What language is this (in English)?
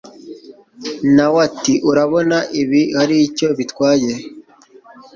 Kinyarwanda